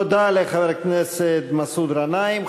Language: Hebrew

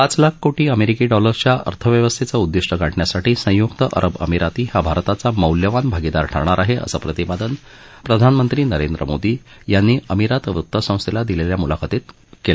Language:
Marathi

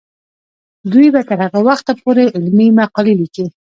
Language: Pashto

